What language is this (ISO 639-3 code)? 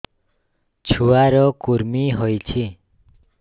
ori